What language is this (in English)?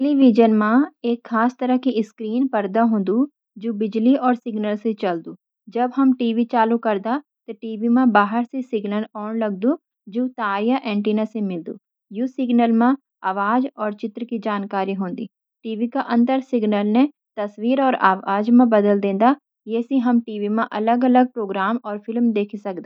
Garhwali